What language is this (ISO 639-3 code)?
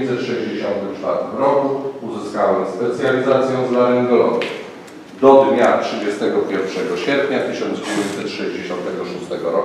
pol